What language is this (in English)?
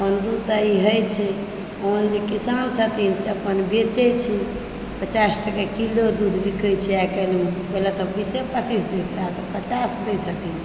Maithili